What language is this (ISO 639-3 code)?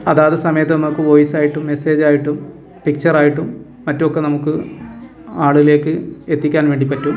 mal